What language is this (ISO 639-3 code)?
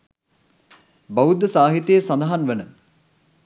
sin